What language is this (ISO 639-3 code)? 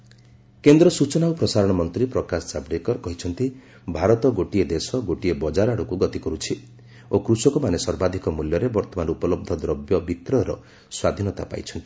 ori